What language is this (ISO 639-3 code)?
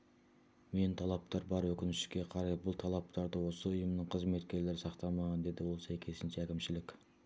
kaz